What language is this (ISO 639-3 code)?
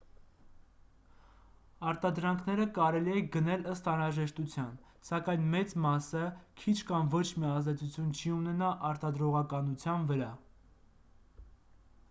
hye